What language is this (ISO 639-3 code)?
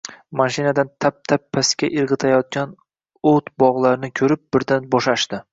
uzb